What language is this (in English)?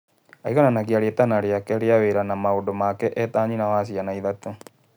Kikuyu